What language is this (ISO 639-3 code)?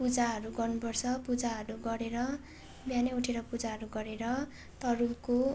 nep